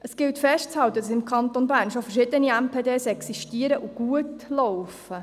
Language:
Swiss German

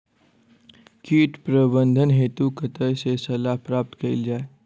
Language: Maithili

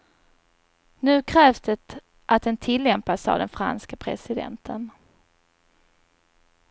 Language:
Swedish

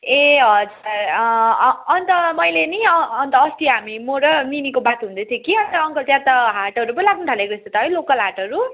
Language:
Nepali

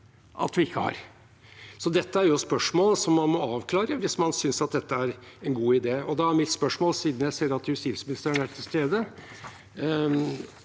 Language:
Norwegian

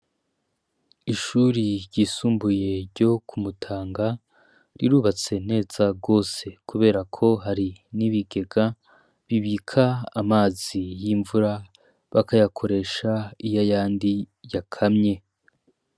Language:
Rundi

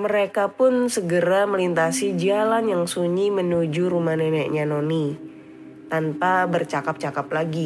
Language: Indonesian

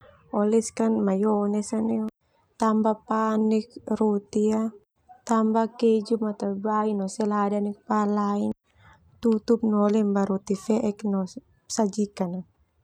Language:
Termanu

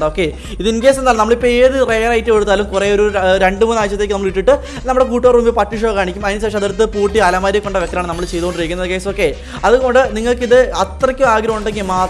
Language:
Indonesian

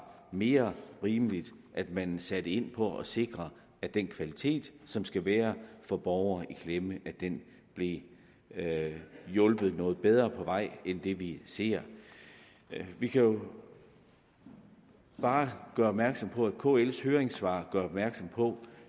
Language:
Danish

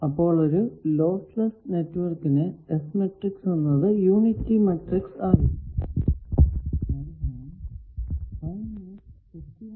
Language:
Malayalam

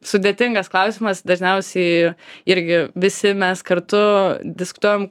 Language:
Lithuanian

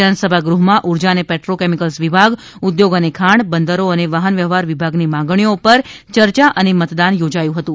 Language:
Gujarati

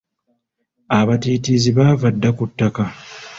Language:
Ganda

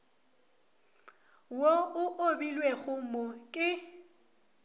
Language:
Northern Sotho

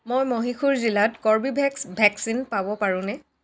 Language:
Assamese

